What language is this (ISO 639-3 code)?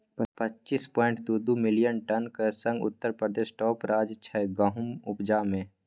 mai